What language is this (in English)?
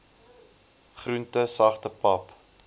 Afrikaans